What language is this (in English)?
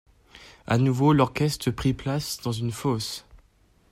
French